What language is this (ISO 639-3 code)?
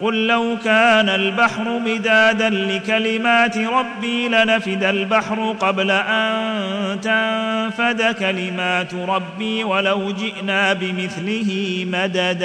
ara